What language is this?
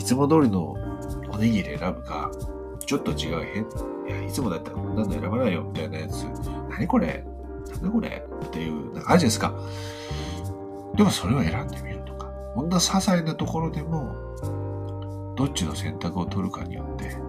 Japanese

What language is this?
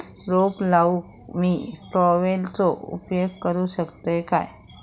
Marathi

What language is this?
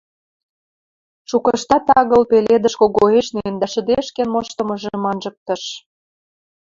Western Mari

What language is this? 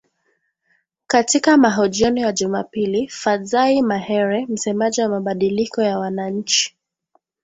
Swahili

